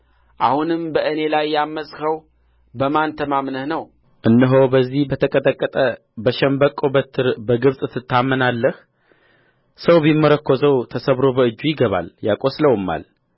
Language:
Amharic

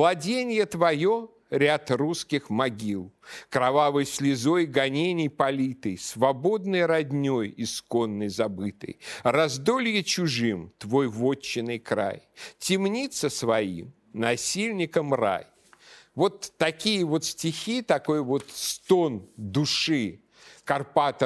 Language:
Russian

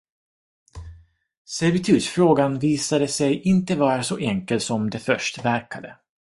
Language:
Swedish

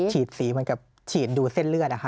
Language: Thai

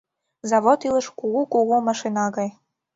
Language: Mari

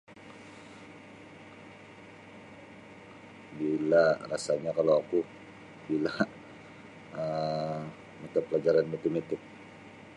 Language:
Sabah Bisaya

